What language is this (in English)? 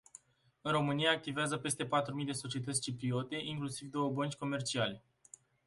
Romanian